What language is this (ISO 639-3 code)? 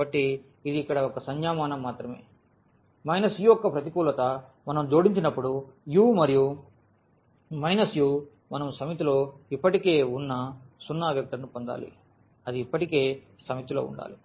tel